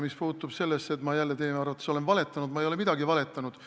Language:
Estonian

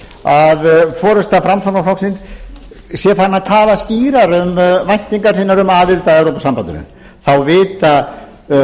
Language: Icelandic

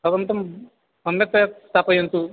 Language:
Sanskrit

